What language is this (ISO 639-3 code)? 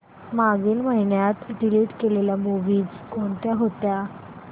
mar